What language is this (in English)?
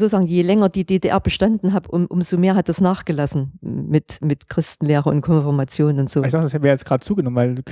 German